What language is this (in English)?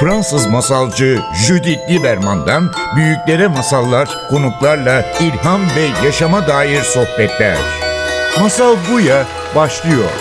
Turkish